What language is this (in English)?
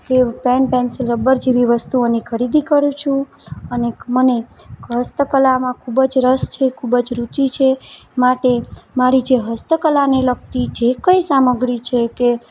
Gujarati